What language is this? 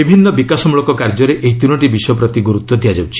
Odia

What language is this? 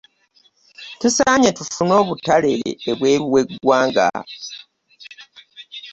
Ganda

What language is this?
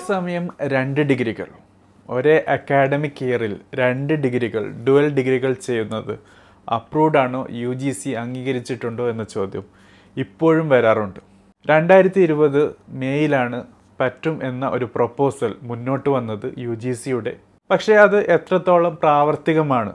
Malayalam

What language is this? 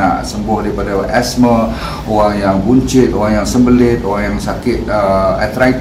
Malay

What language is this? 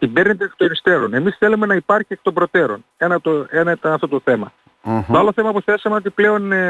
Greek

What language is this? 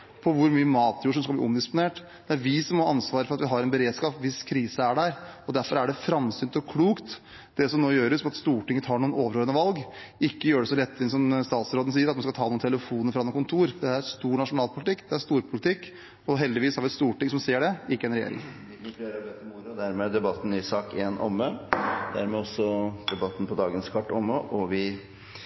Norwegian Bokmål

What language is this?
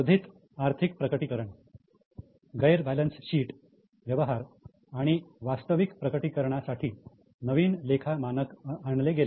Marathi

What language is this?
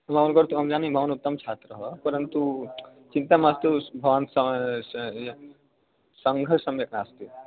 Sanskrit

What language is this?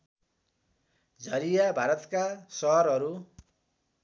Nepali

